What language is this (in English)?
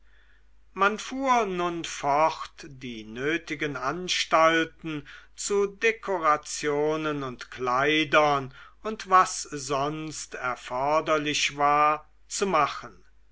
German